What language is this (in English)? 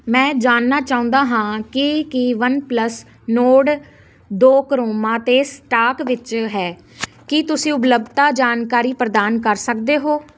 Punjabi